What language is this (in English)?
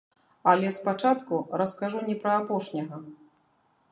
Belarusian